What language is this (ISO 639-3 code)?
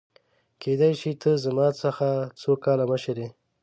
pus